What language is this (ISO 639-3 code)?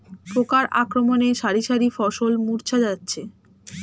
ben